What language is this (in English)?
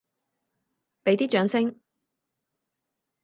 Cantonese